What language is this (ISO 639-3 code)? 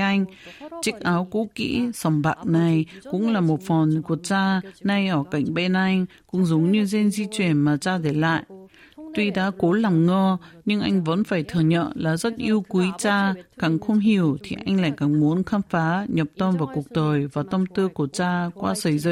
vie